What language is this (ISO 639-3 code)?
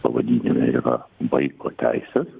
lit